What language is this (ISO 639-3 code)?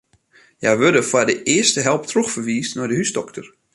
fry